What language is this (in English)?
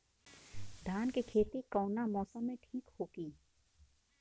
Bhojpuri